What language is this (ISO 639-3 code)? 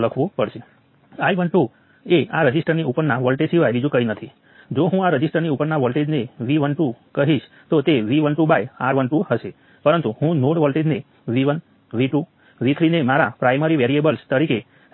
guj